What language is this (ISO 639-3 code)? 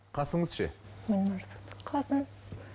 kaz